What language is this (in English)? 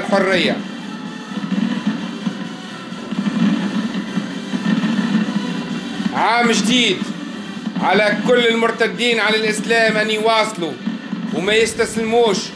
Arabic